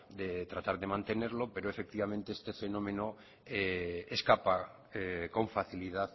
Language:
Spanish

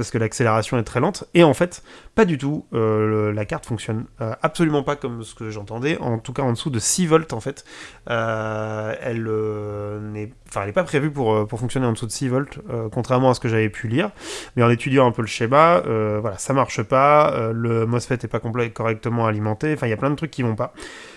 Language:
French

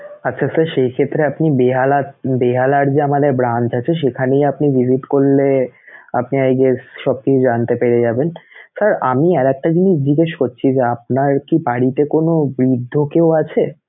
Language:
Bangla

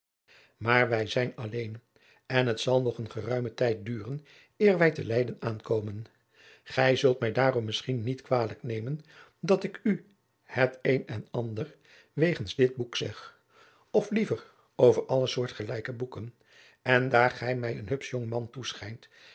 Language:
Dutch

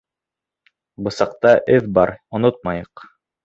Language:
Bashkir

